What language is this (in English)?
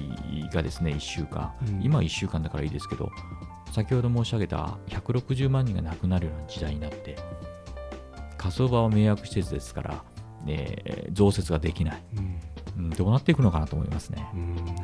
Japanese